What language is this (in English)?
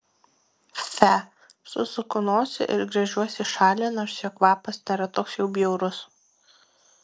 Lithuanian